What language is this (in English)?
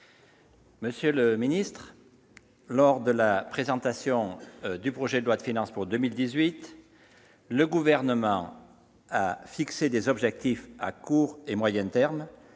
French